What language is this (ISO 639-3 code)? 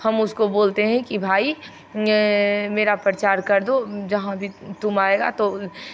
hin